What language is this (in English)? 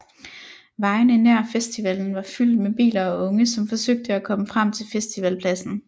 Danish